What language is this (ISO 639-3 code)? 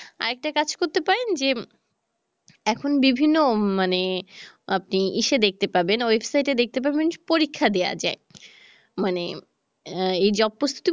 ben